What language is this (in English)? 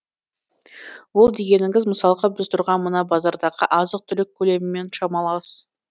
Kazakh